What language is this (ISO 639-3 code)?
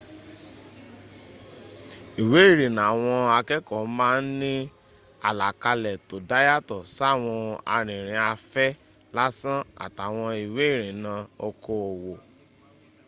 yor